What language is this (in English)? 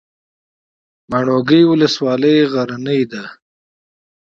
Pashto